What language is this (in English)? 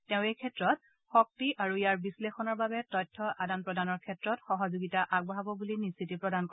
Assamese